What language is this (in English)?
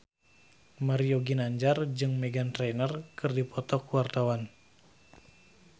Sundanese